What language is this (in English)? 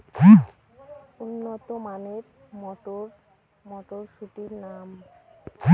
Bangla